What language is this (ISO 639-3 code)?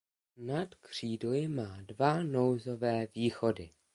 ces